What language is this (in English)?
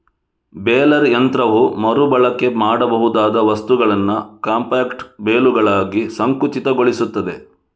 Kannada